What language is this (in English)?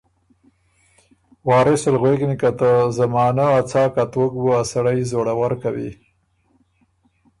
Ormuri